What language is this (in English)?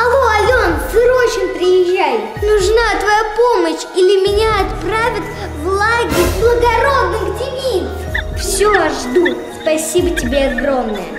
Russian